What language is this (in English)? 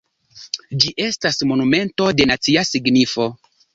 Esperanto